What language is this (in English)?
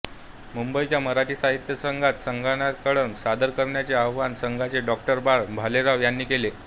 Marathi